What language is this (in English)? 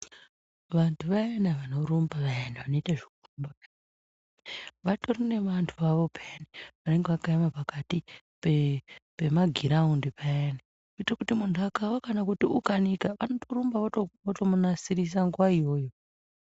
Ndau